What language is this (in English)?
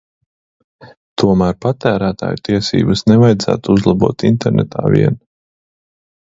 Latvian